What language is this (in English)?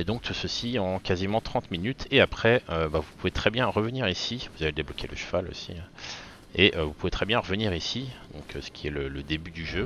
French